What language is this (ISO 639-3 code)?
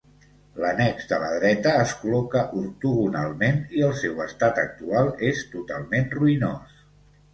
cat